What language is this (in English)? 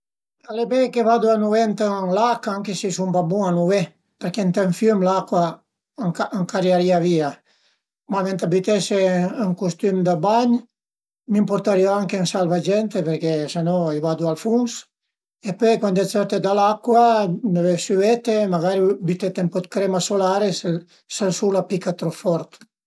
Piedmontese